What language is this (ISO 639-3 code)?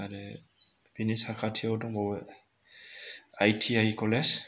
brx